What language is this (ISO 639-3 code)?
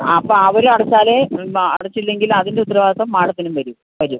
mal